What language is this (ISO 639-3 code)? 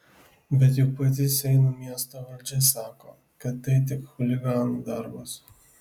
lit